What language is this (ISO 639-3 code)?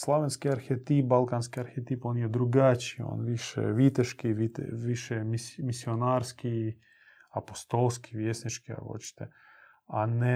hrv